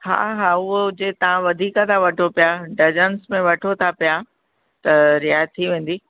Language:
Sindhi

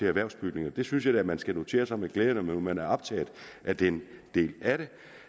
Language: Danish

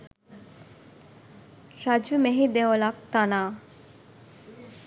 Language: Sinhala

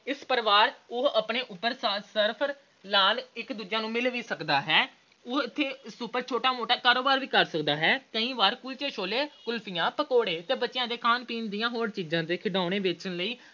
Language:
Punjabi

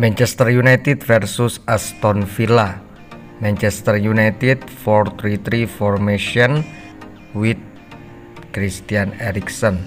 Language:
Indonesian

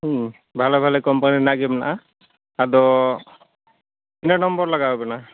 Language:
Santali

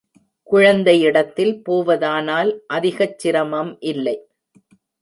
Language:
Tamil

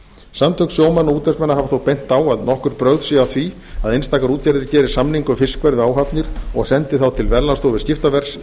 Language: Icelandic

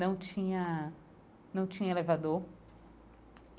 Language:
Portuguese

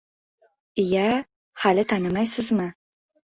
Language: Uzbek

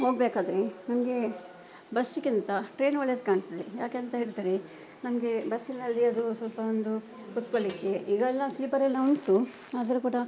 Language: Kannada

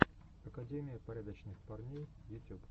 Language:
Russian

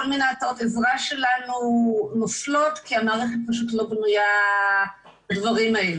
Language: Hebrew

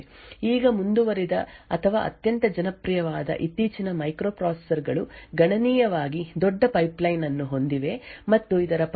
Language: Kannada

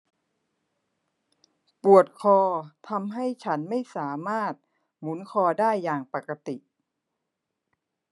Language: Thai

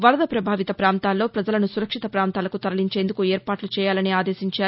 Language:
Telugu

